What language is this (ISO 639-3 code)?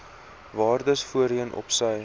afr